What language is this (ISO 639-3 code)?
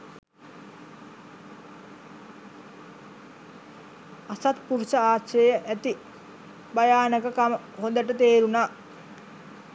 sin